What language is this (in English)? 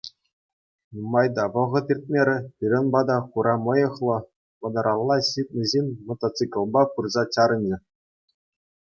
Chuvash